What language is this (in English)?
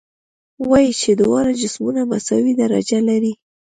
Pashto